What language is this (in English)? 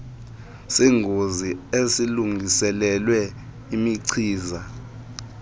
Xhosa